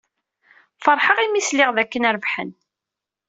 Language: Kabyle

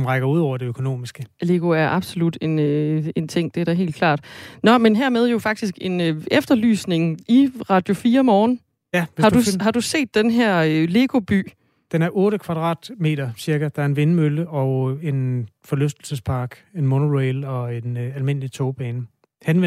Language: Danish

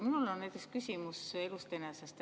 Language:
Estonian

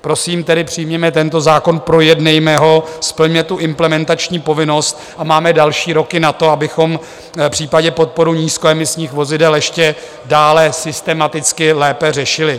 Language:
Czech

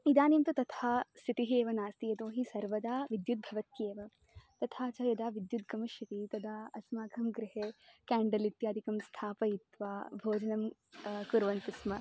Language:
Sanskrit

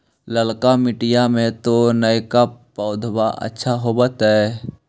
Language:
Magahi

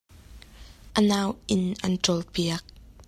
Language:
Hakha Chin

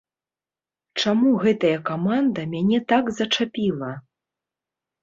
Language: Belarusian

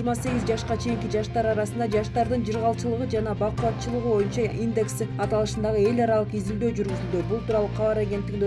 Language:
Turkish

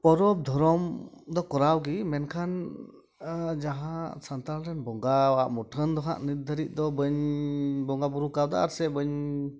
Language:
Santali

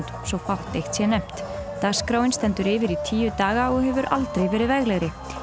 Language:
Icelandic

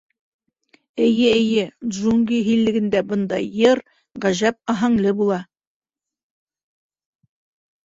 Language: Bashkir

